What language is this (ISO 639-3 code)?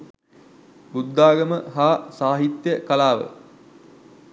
sin